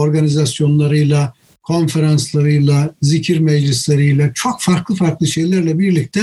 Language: Turkish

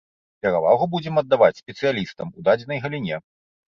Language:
Belarusian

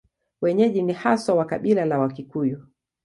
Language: Swahili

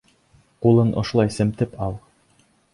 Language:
Bashkir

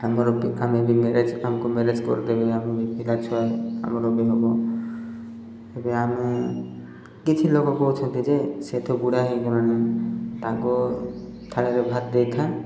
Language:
Odia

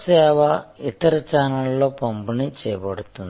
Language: Telugu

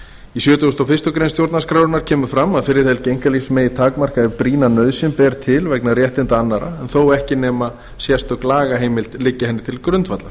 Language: Icelandic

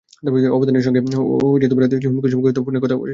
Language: Bangla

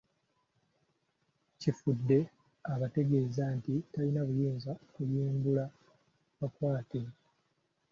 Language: Ganda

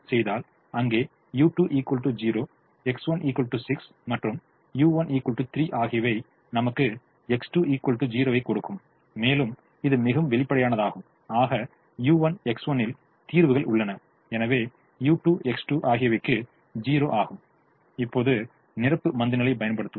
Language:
Tamil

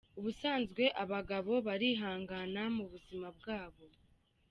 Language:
Kinyarwanda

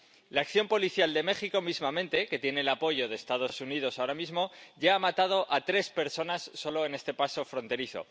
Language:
Spanish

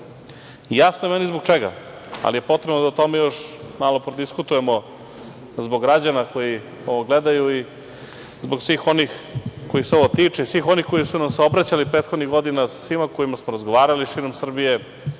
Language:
Serbian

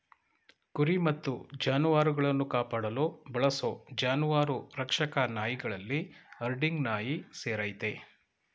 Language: Kannada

